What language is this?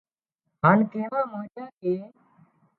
Wadiyara Koli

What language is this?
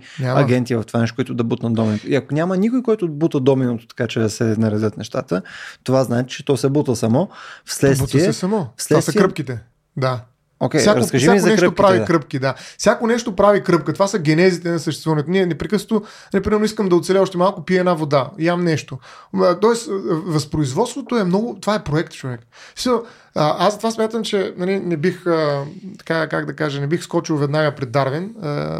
Bulgarian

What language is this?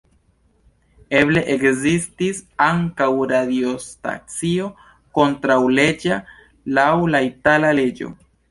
Esperanto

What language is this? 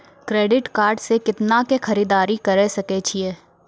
Maithili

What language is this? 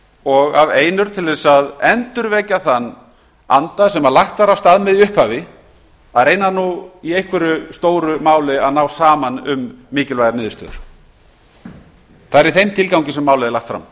Icelandic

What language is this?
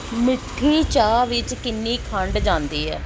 Punjabi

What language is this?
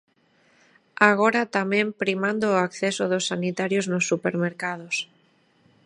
Galician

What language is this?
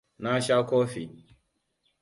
Hausa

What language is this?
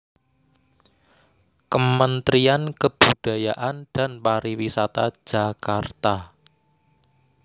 Javanese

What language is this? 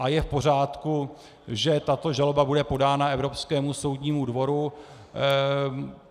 Czech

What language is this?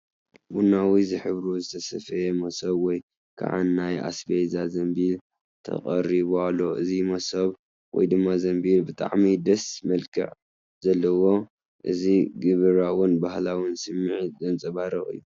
Tigrinya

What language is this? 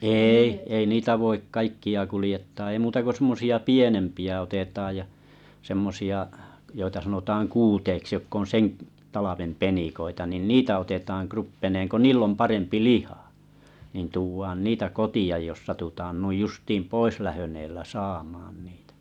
Finnish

